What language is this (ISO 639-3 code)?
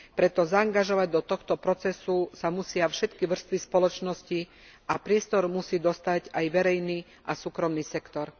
slk